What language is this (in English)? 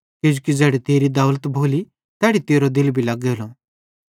Bhadrawahi